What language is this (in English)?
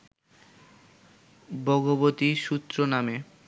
Bangla